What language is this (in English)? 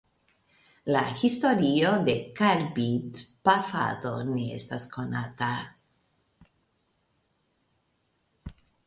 Esperanto